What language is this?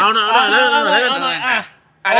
Thai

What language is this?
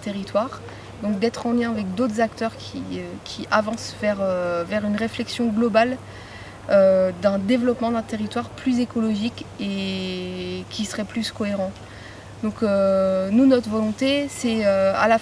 French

